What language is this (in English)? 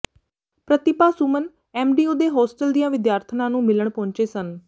Punjabi